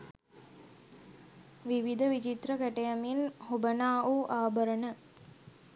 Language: Sinhala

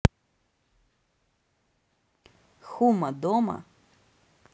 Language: Russian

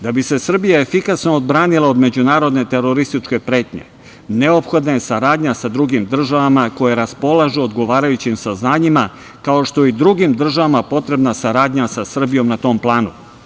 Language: Serbian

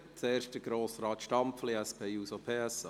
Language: Swiss German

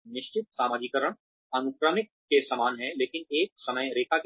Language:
Hindi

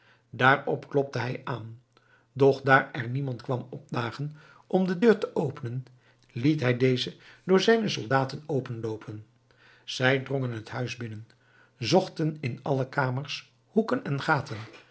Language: Dutch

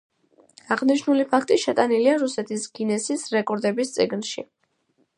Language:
Georgian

